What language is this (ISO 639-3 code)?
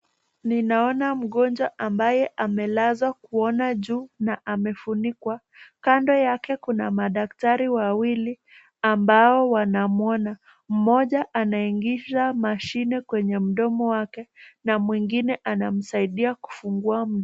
swa